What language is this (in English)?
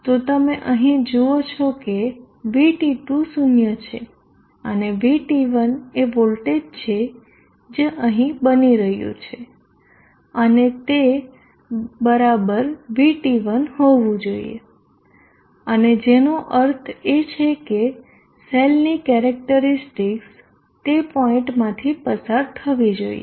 Gujarati